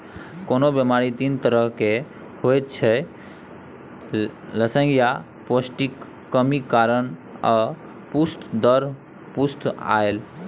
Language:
Maithili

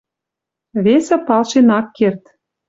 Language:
Western Mari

